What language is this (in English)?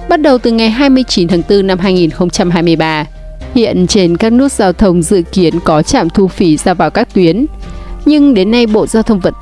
Vietnamese